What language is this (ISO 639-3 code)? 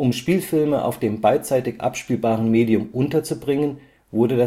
deu